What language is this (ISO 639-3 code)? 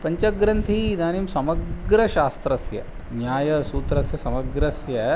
san